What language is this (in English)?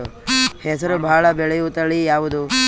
Kannada